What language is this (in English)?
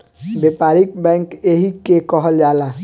Bhojpuri